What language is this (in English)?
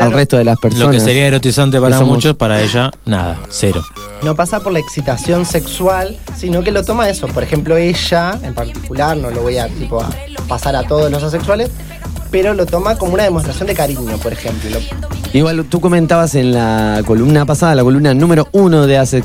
Spanish